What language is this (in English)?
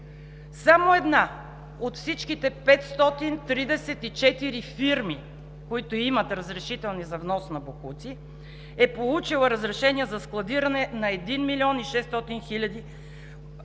Bulgarian